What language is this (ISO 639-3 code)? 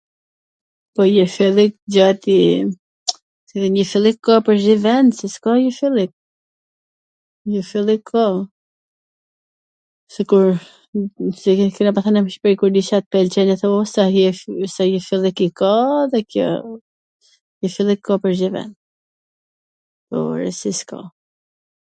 aln